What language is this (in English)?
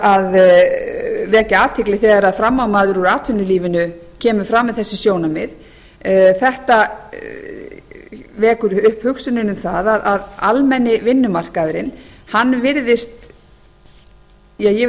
Icelandic